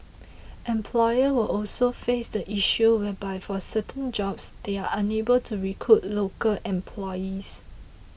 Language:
English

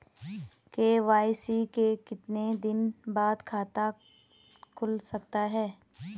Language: Hindi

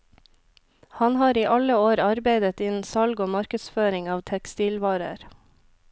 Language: Norwegian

